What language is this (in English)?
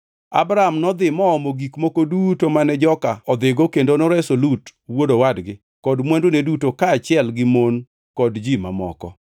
Luo (Kenya and Tanzania)